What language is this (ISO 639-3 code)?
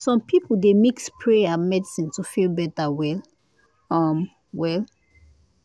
pcm